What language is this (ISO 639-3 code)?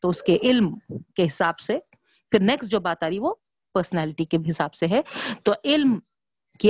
urd